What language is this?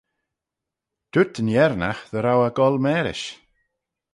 Manx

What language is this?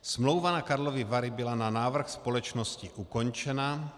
Czech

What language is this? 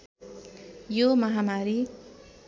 Nepali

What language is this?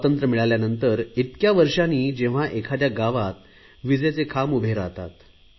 Marathi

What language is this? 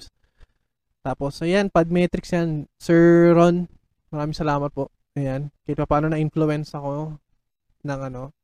Filipino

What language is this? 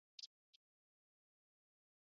Chinese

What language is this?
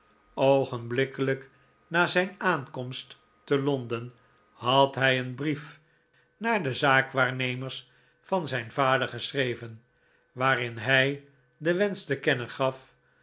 Dutch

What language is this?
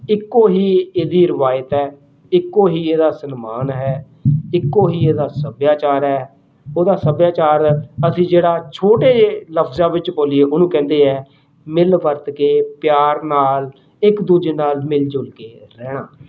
Punjabi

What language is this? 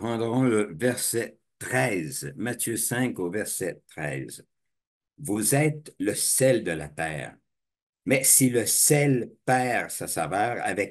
French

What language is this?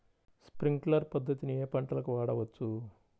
Telugu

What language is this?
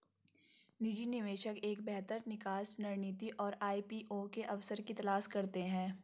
Hindi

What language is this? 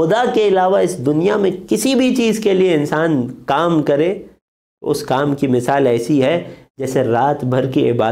Arabic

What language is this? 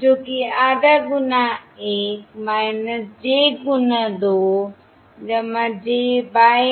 Hindi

